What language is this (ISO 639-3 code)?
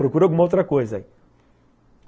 por